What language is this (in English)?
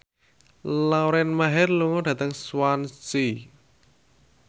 Javanese